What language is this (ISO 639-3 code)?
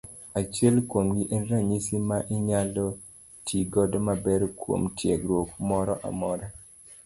luo